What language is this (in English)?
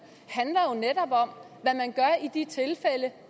Danish